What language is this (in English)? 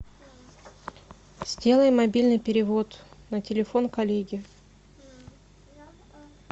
Russian